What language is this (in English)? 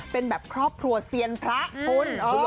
Thai